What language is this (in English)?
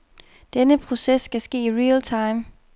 Danish